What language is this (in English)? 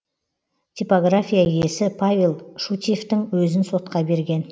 Kazakh